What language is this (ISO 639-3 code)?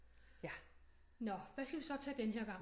dan